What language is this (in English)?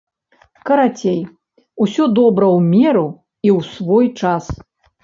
Belarusian